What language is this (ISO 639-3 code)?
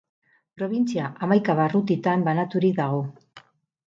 eus